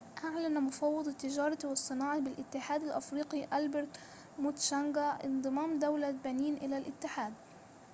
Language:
Arabic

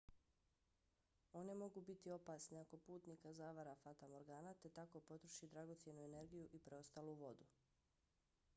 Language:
Bosnian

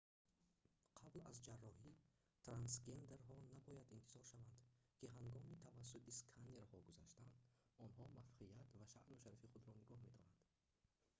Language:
Tajik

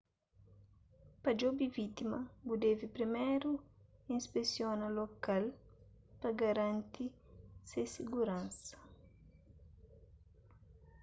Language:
Kabuverdianu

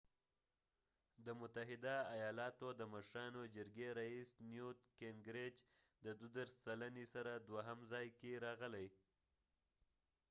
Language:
Pashto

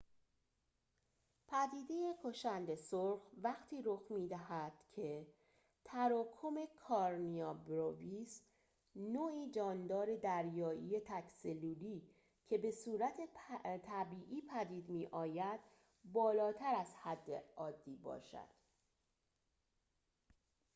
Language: Persian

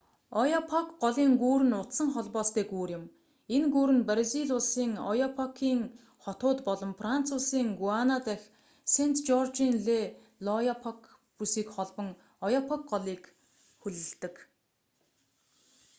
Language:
Mongolian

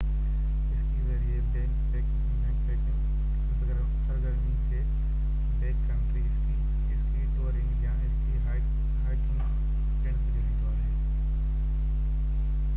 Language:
Sindhi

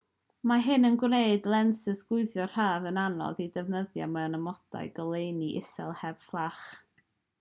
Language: Welsh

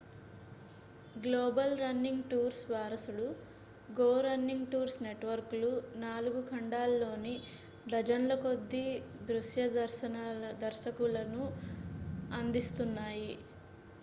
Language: Telugu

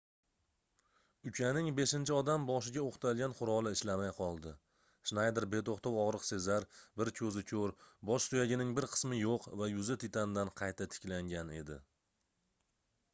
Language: Uzbek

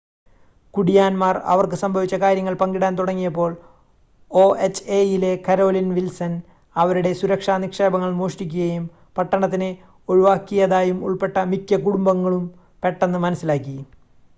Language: Malayalam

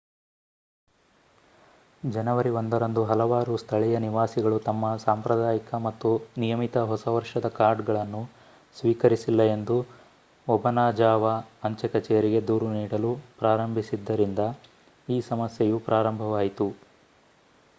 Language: Kannada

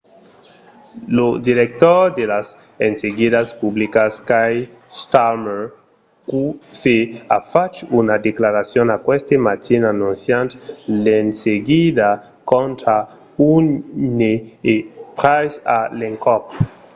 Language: Occitan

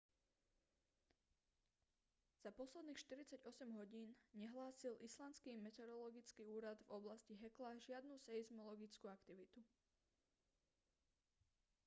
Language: Slovak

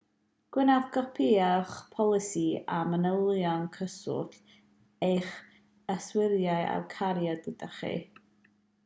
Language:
Welsh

